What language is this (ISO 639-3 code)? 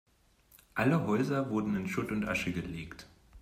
deu